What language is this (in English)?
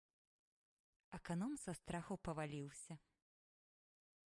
Belarusian